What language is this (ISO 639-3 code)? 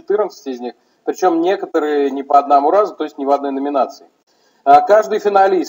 rus